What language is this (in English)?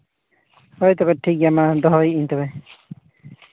Santali